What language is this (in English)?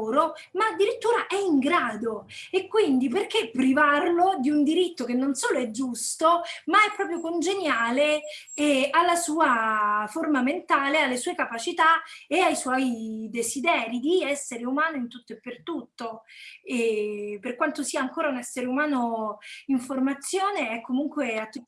Italian